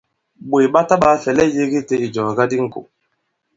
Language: Bankon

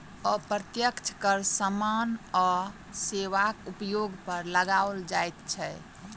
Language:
Maithili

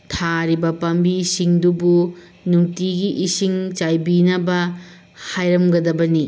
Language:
Manipuri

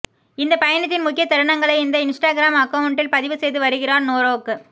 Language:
Tamil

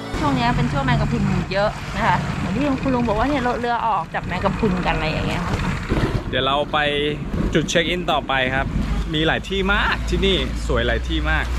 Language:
Thai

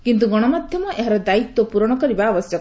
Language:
Odia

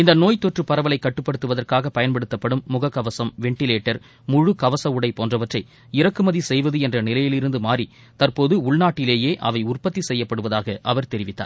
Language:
Tamil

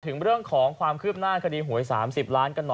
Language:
Thai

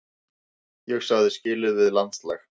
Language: Icelandic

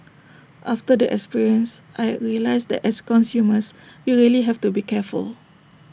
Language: English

